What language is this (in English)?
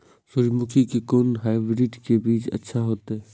Maithili